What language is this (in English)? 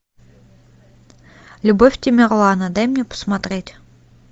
Russian